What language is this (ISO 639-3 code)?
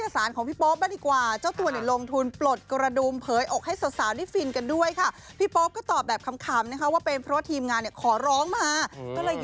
tha